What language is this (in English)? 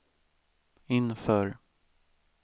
Swedish